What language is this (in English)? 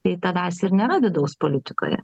Lithuanian